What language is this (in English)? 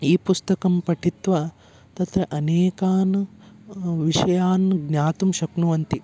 Sanskrit